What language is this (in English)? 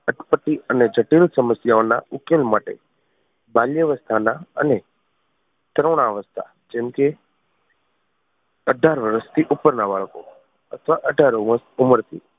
Gujarati